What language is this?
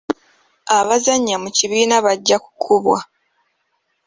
Ganda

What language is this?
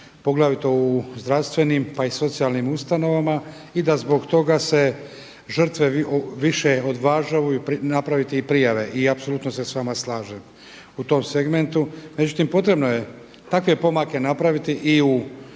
Croatian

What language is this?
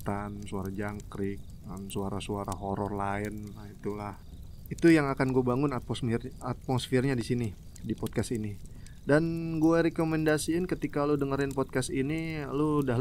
Indonesian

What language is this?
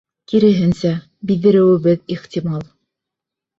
Bashkir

